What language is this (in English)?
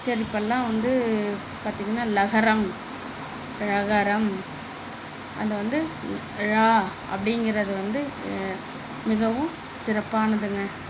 Tamil